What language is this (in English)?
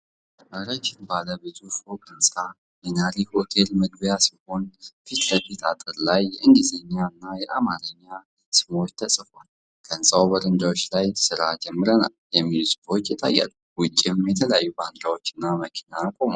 Amharic